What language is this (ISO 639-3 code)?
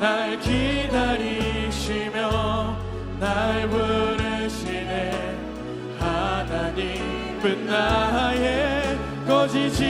kor